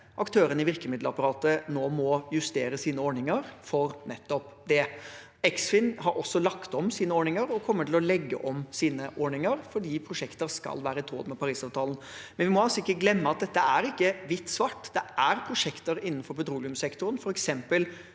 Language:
Norwegian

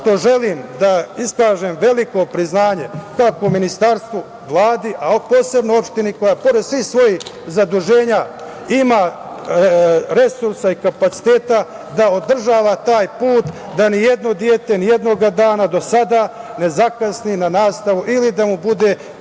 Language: Serbian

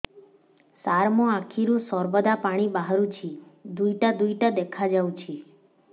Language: Odia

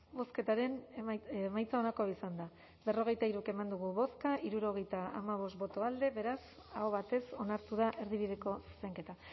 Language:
Basque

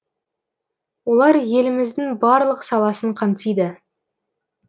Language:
Kazakh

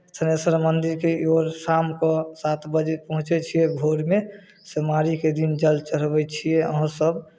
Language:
Maithili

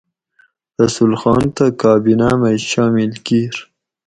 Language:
Gawri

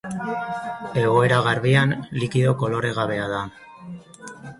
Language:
Basque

